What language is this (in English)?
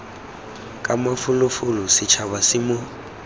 Tswana